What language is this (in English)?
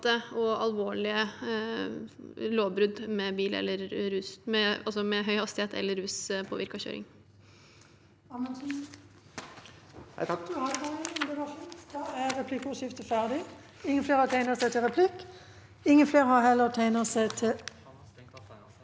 Norwegian